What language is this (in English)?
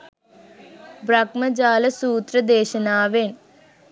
Sinhala